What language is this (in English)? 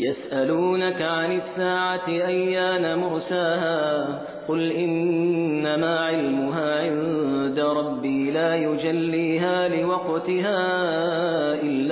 Persian